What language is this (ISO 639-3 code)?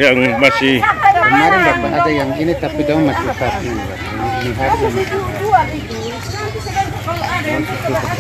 ind